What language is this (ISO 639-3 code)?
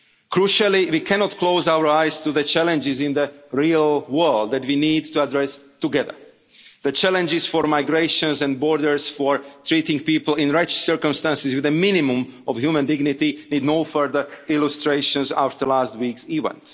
eng